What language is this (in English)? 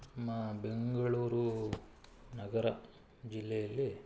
Kannada